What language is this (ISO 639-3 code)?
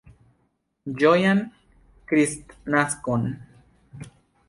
epo